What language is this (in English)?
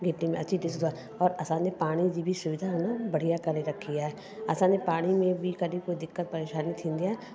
Sindhi